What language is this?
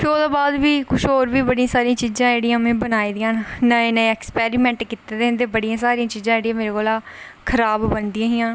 Dogri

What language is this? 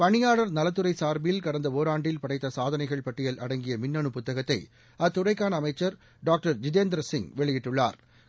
Tamil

